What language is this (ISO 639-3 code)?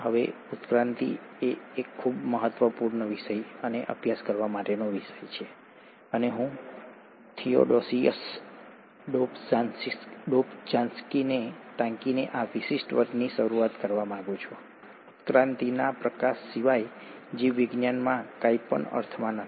guj